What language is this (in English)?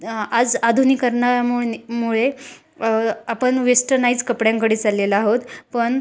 Marathi